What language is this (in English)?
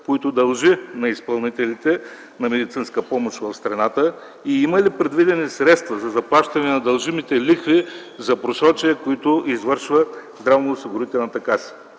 Bulgarian